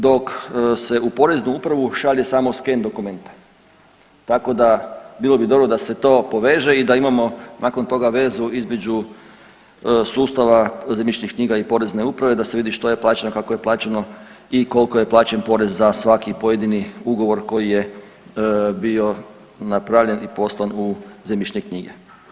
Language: Croatian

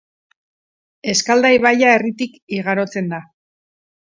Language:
Basque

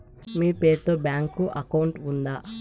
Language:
Telugu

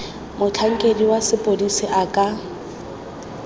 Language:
Tswana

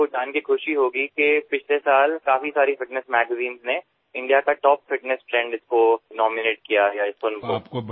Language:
Assamese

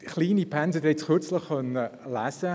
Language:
Swiss German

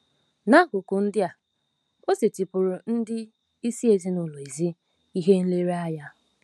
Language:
Igbo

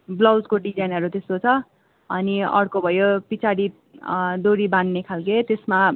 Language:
Nepali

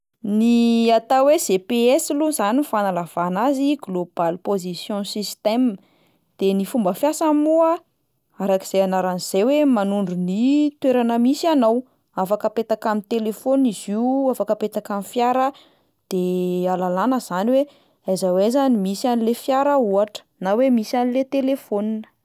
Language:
Malagasy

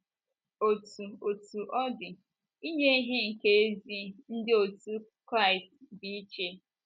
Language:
Igbo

